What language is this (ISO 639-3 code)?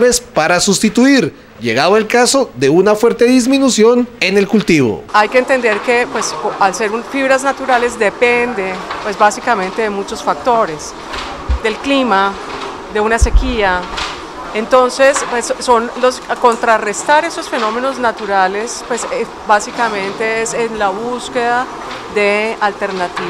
spa